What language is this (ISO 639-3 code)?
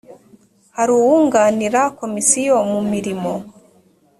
kin